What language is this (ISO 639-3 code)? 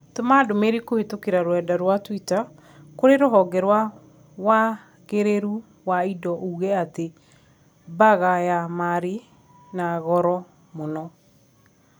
kik